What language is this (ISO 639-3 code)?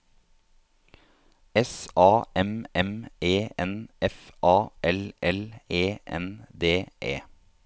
nor